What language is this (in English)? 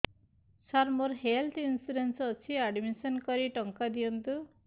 Odia